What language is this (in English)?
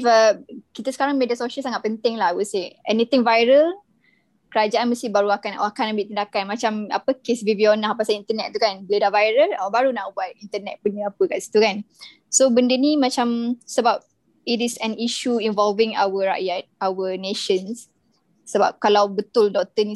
Malay